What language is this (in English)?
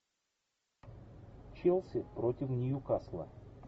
Russian